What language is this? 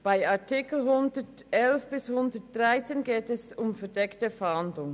Swiss German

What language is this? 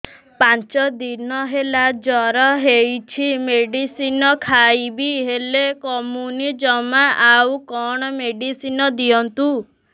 Odia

